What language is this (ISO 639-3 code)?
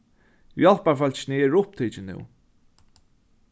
fao